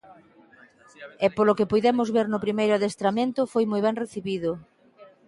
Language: Galician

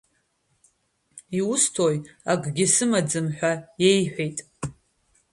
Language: Abkhazian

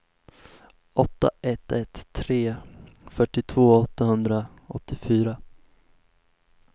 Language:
Swedish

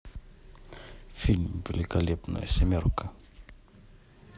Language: Russian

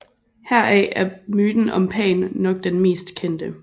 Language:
Danish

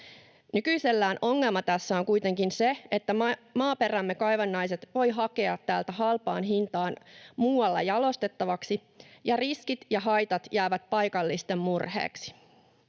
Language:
Finnish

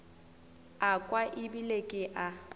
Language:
Northern Sotho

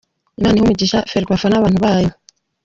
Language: Kinyarwanda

